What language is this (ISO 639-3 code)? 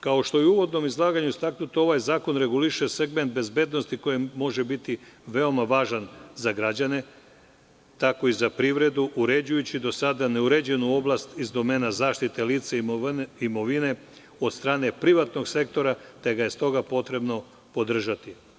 srp